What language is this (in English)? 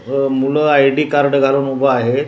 Marathi